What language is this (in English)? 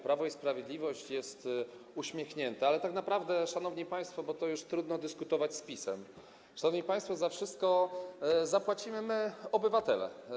Polish